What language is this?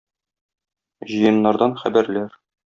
Tatar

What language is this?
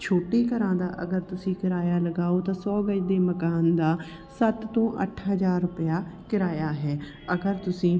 Punjabi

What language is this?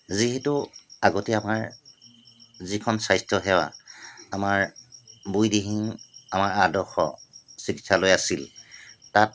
Assamese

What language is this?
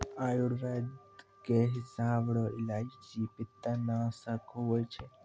Maithili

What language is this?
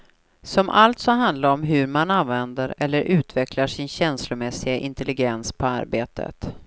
Swedish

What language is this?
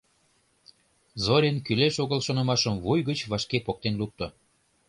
Mari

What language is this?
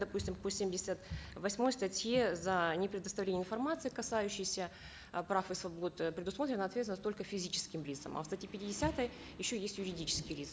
Kazakh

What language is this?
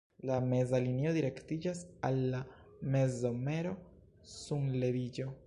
Esperanto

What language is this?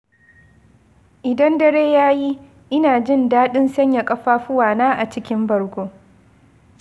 Hausa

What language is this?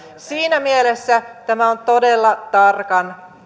Finnish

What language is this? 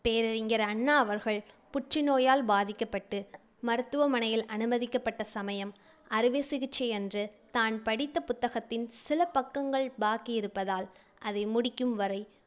Tamil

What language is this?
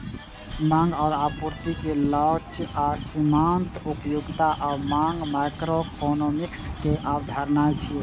Maithili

